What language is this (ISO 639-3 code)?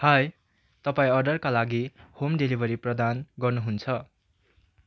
nep